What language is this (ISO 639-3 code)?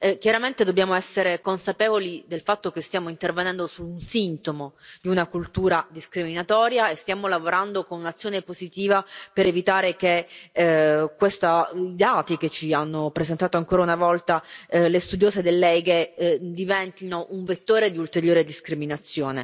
ita